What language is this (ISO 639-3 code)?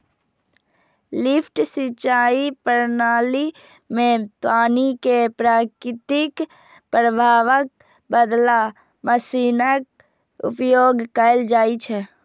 mai